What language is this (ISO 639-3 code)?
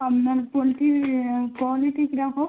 ben